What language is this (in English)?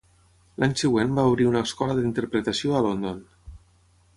Catalan